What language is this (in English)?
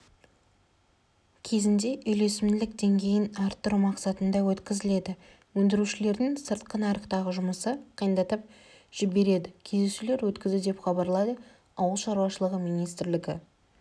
Kazakh